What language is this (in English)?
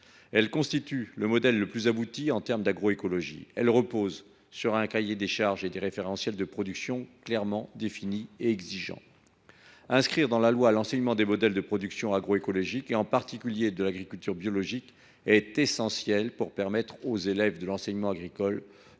French